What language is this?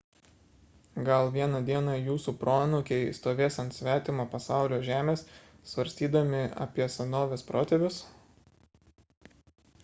Lithuanian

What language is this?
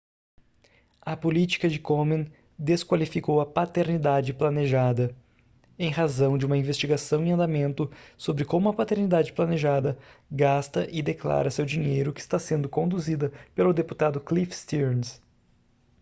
Portuguese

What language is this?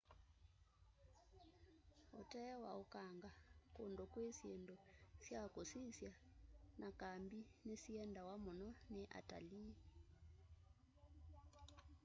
Kamba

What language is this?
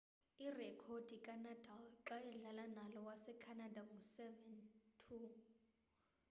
Xhosa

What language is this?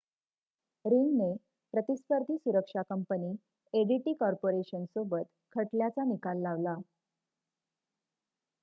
Marathi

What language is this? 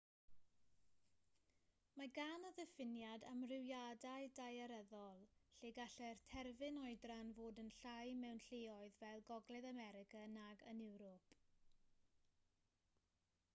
Welsh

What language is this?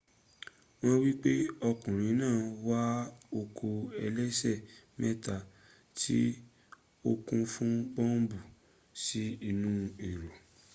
Yoruba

